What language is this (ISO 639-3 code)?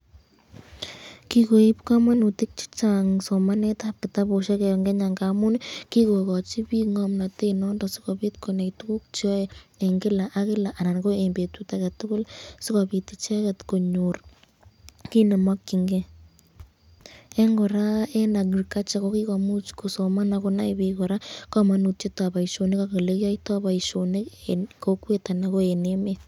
kln